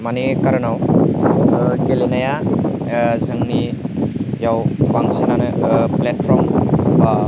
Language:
Bodo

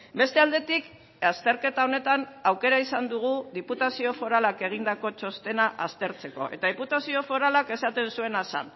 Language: Basque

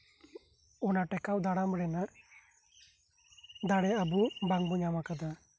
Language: Santali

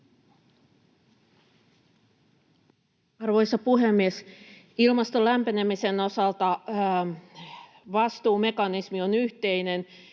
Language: Finnish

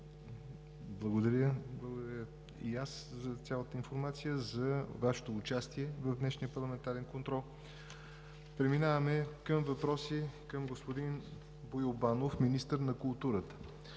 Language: Bulgarian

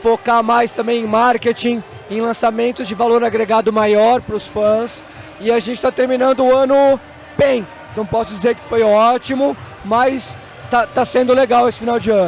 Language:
Portuguese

